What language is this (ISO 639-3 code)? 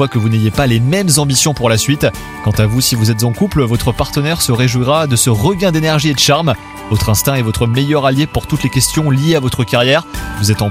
fra